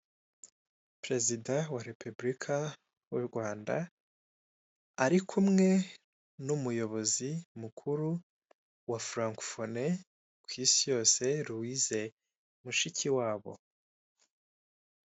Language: Kinyarwanda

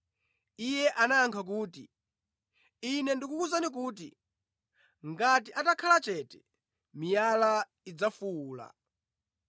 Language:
Nyanja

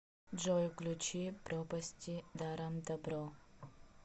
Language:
Russian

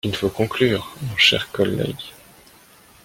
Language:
French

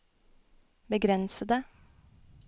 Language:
Norwegian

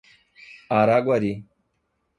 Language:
Portuguese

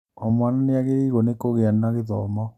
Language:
Kikuyu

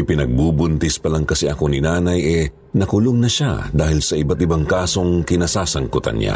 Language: Filipino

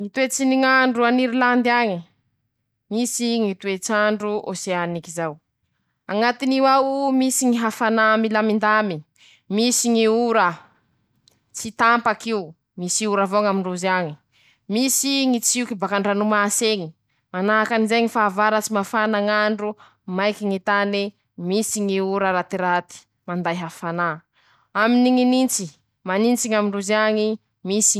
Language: Masikoro Malagasy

